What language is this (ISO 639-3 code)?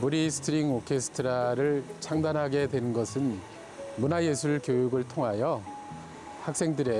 kor